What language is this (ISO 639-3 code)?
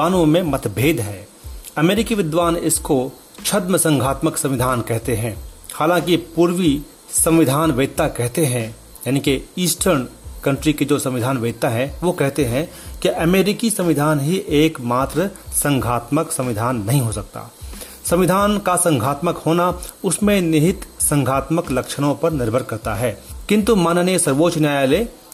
hin